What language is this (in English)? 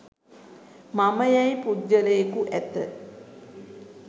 Sinhala